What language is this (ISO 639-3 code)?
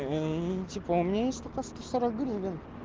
rus